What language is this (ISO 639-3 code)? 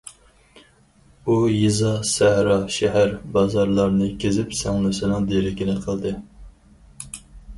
uig